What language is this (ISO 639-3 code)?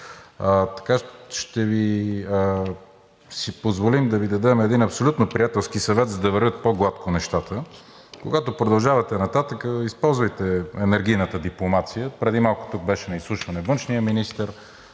bul